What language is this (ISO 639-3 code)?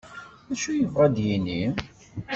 kab